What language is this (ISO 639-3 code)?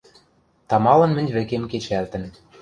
mrj